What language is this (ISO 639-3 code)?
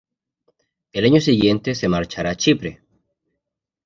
spa